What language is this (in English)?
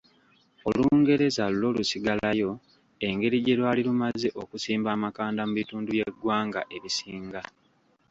Ganda